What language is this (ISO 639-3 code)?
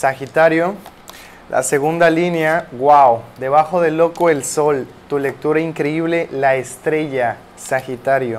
spa